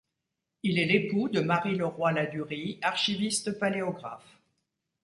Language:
French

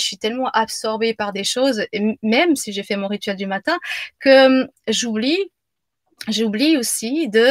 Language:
French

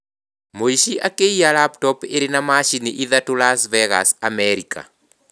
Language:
Kikuyu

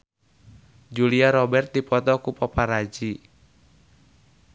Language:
Sundanese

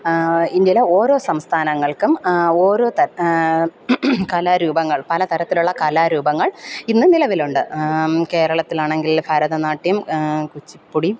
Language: Malayalam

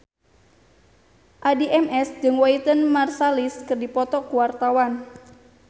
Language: Sundanese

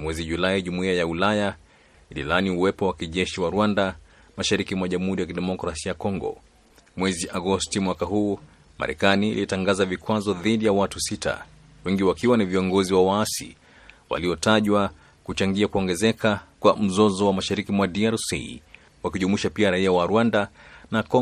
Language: Swahili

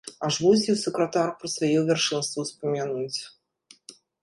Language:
Belarusian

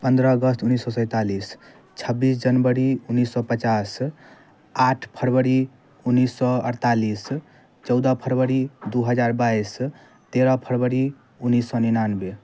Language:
Maithili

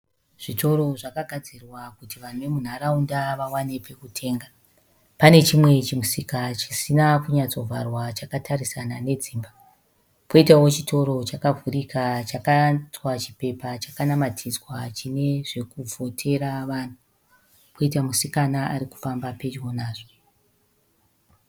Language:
Shona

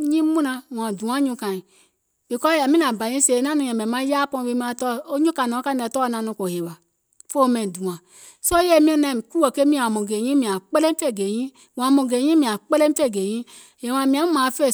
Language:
Gola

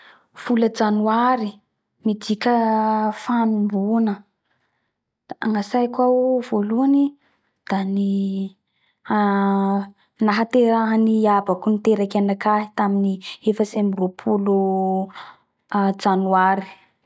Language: Bara Malagasy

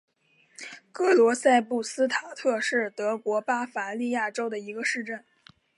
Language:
Chinese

